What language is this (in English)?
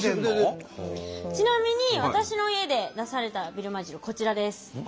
Japanese